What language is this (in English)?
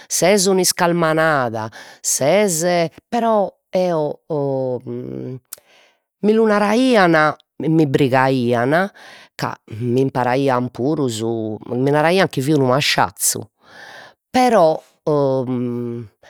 Sardinian